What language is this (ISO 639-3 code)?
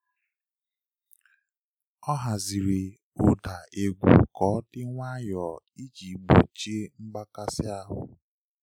ibo